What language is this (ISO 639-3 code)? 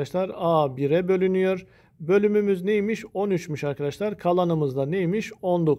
tur